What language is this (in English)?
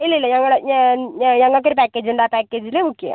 Malayalam